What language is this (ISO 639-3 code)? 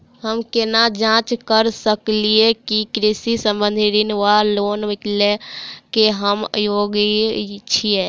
mai